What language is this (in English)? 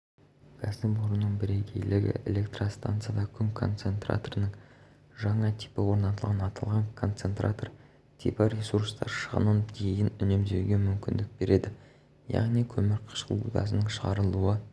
Kazakh